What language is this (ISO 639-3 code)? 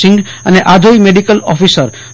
guj